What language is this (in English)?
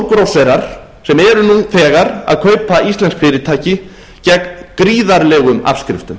Icelandic